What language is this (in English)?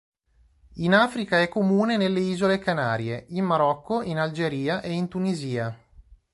Italian